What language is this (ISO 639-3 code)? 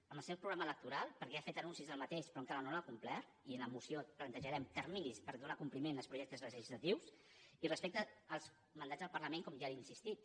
cat